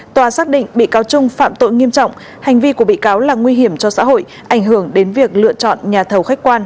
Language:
Vietnamese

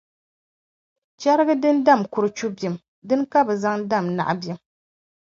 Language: Dagbani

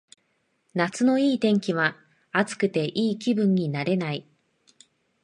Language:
Japanese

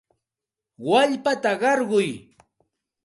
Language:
Santa Ana de Tusi Pasco Quechua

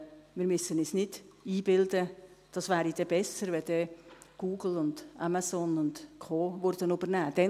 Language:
Swiss German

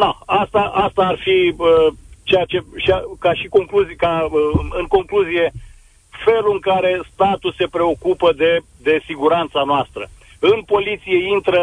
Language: Romanian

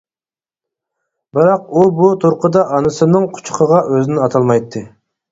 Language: Uyghur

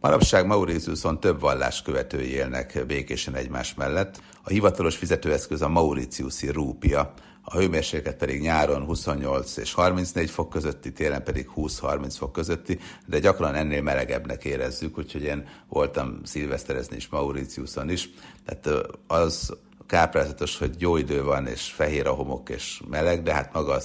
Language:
Hungarian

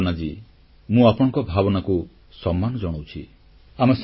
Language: Odia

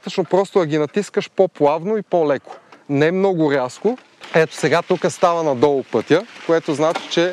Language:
Bulgarian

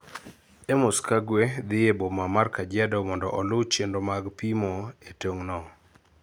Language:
Luo (Kenya and Tanzania)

